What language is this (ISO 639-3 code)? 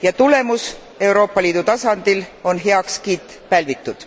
est